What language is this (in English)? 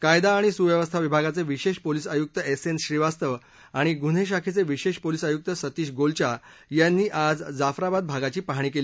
Marathi